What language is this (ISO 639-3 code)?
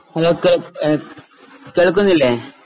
mal